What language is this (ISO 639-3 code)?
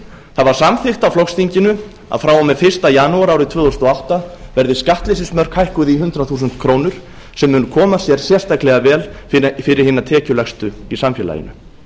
isl